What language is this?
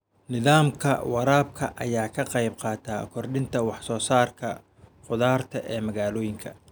Somali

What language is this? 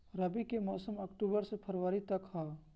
Bhojpuri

